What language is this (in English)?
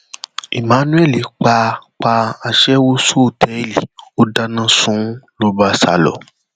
Yoruba